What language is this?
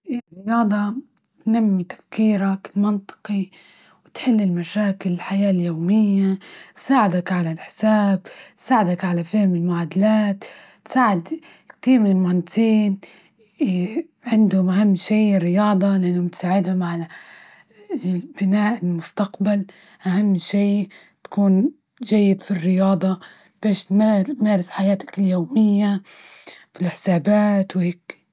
Libyan Arabic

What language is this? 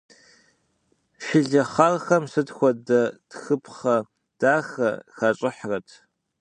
Kabardian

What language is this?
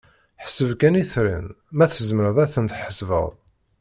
Kabyle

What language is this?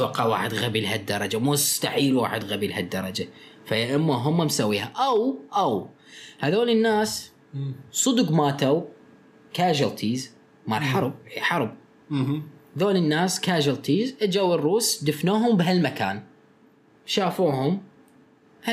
Arabic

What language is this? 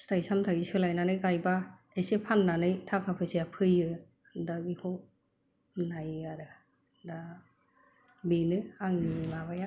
Bodo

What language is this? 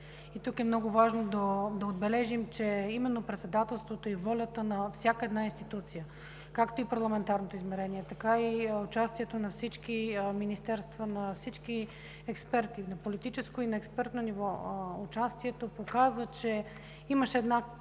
Bulgarian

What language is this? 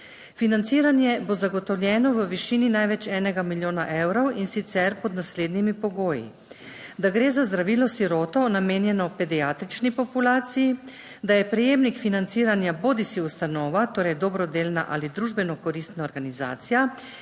Slovenian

